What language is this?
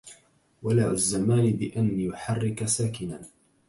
Arabic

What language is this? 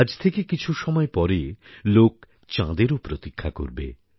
Bangla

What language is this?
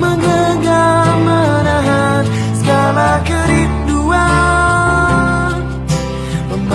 Indonesian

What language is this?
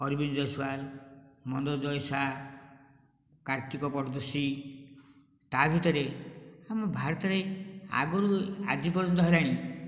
Odia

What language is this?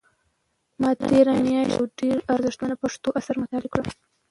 Pashto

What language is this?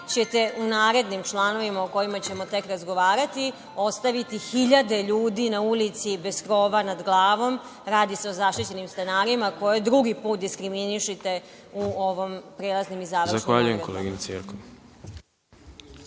Serbian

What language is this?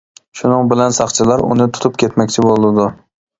Uyghur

